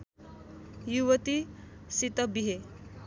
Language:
Nepali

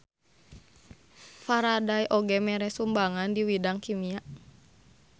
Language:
Sundanese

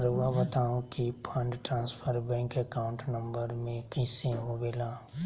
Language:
Magahi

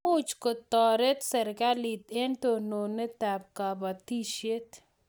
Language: Kalenjin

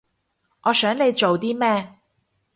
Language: Cantonese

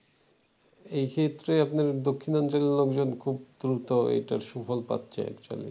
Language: Bangla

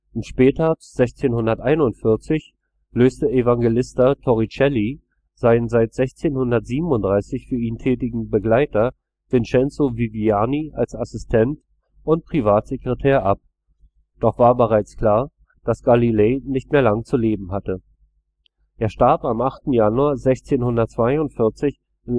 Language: German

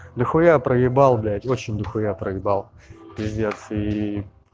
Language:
Russian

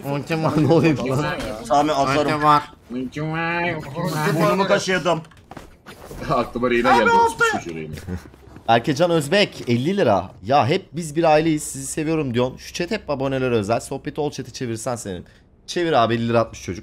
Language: Turkish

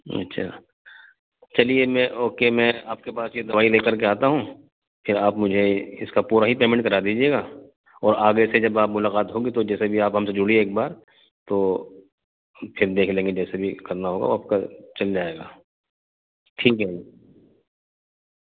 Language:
Urdu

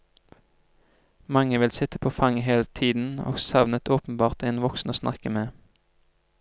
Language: Norwegian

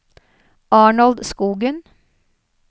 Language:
Norwegian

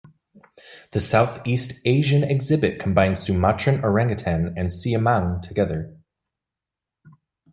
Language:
English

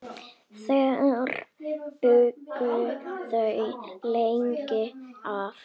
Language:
Icelandic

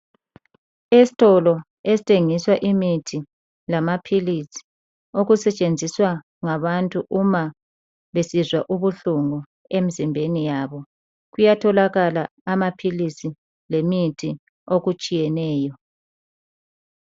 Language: North Ndebele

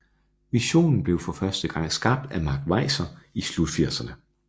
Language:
Danish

